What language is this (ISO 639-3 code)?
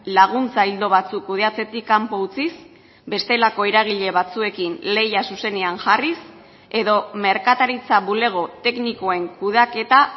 eus